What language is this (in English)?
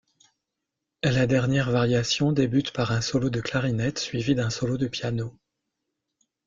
French